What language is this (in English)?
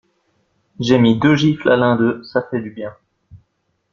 French